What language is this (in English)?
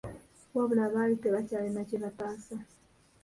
Ganda